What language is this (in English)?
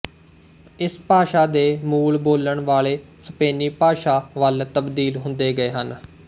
Punjabi